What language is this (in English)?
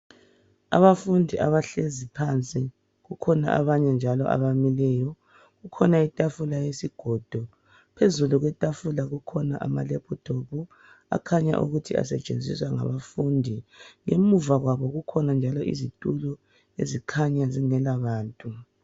North Ndebele